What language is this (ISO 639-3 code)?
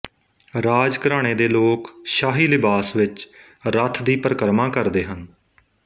pan